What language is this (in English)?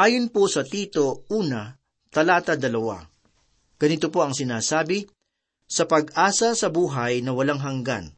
Filipino